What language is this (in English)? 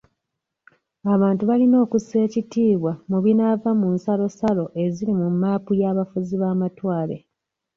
Ganda